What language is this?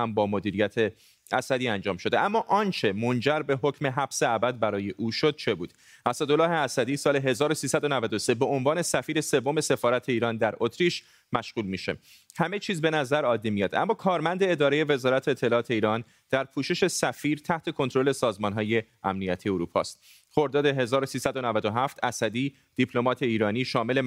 Persian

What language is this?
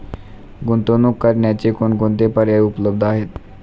Marathi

